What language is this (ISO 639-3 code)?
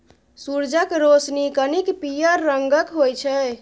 mai